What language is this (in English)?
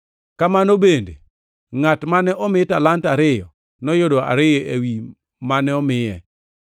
Luo (Kenya and Tanzania)